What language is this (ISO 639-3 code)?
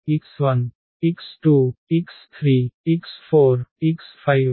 tel